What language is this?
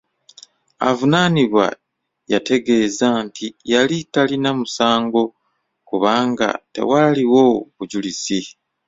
Ganda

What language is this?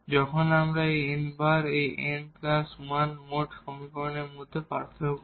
Bangla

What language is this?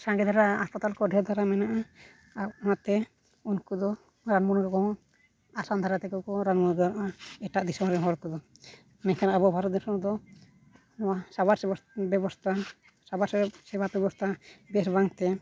Santali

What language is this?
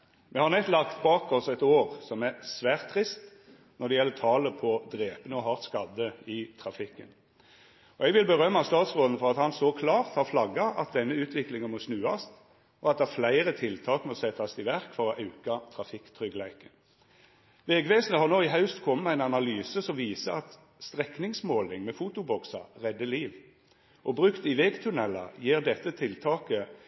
Norwegian Nynorsk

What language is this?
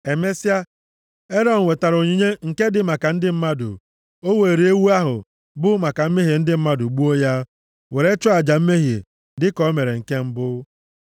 Igbo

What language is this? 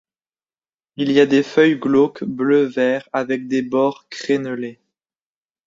French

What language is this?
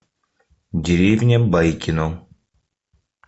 Russian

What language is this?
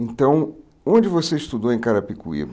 Portuguese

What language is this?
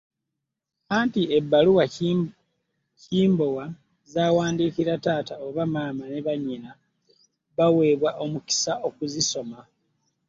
Ganda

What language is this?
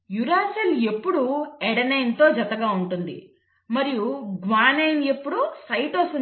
Telugu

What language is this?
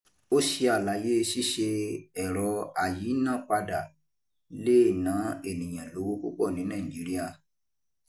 Yoruba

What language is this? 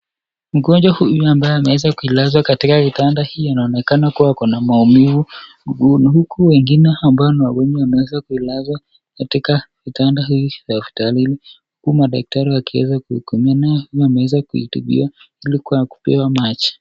Swahili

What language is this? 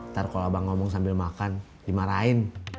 Indonesian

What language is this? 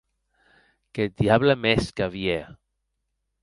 Occitan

